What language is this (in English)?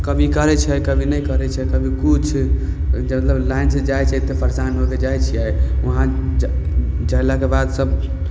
Maithili